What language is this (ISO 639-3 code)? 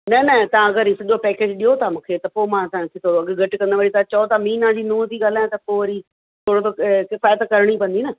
snd